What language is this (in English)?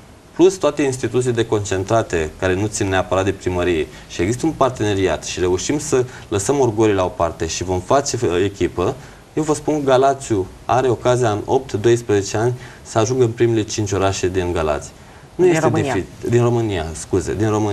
Romanian